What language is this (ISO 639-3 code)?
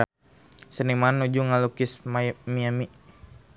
sun